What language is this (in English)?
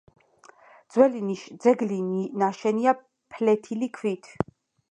Georgian